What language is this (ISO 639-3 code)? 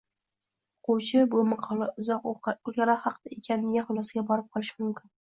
uzb